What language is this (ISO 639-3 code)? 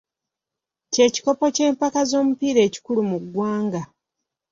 lug